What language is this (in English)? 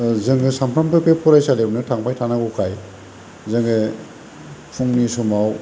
Bodo